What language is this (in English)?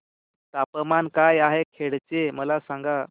Marathi